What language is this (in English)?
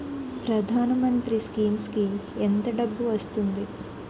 Telugu